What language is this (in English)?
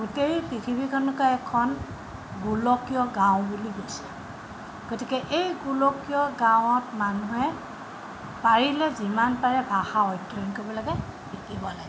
Assamese